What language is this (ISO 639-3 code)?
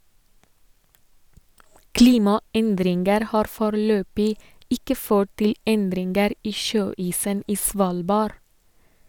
nor